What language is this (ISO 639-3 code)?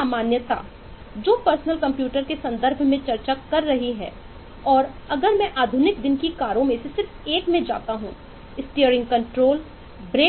hin